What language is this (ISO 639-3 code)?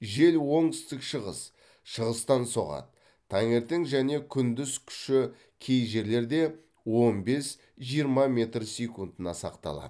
kaz